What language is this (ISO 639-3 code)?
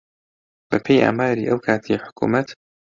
ckb